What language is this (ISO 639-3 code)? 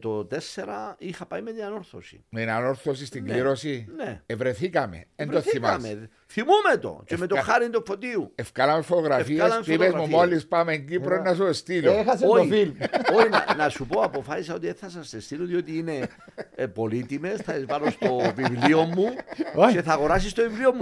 ell